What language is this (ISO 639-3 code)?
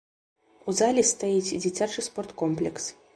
bel